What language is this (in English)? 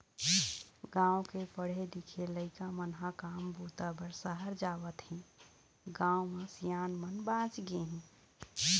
Chhattisgarhi